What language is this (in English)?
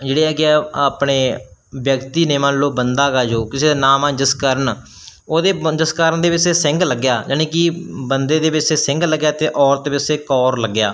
Punjabi